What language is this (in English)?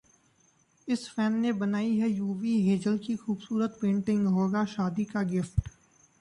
Hindi